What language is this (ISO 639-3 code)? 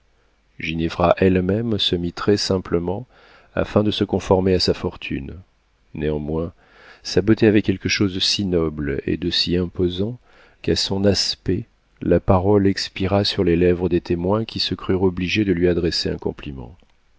fra